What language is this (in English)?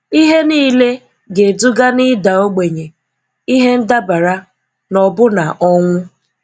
Igbo